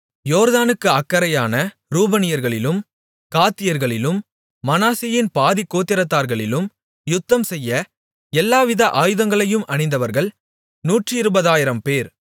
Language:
Tamil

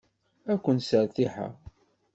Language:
Kabyle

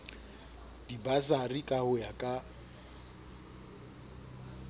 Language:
Southern Sotho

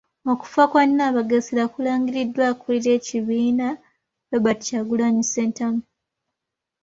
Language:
Ganda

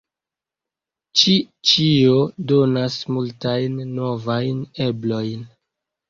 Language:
Esperanto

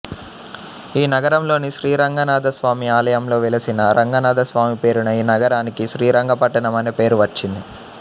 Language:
Telugu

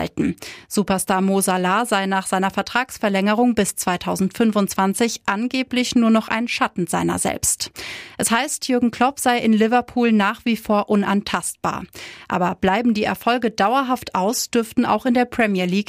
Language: German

